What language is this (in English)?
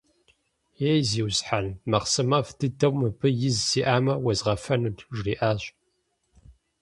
Kabardian